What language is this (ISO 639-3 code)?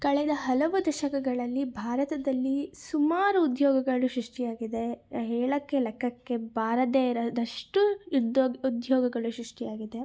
kan